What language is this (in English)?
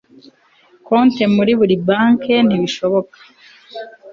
Kinyarwanda